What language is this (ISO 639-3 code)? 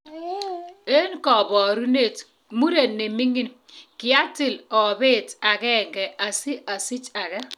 kln